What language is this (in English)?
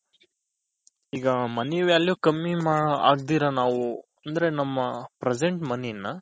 Kannada